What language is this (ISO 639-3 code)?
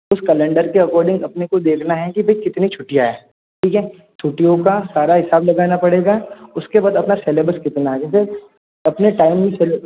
hin